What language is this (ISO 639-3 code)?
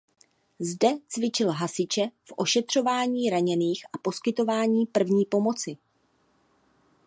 ces